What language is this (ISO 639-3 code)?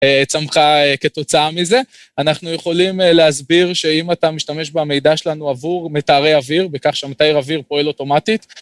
heb